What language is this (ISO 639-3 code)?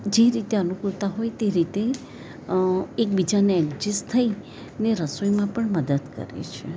guj